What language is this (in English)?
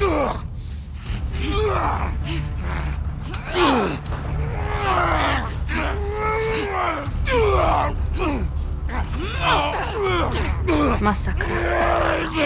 Polish